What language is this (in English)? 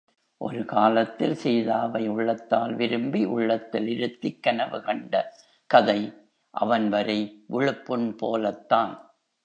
Tamil